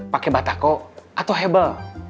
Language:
Indonesian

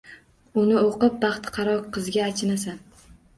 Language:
Uzbek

